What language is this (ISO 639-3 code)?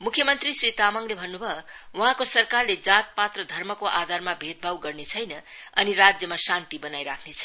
nep